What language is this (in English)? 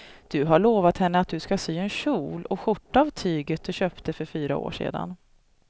Swedish